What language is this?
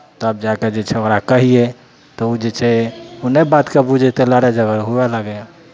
Maithili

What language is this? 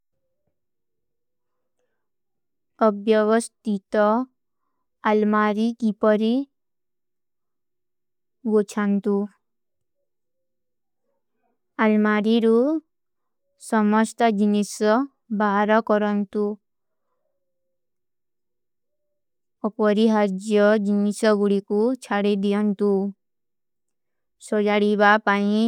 Kui (India)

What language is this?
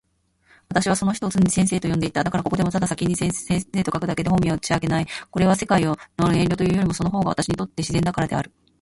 Japanese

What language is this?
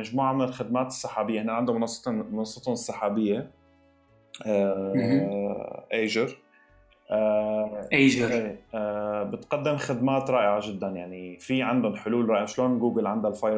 Arabic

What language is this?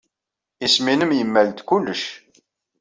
Kabyle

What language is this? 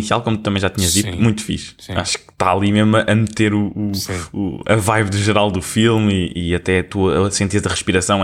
Portuguese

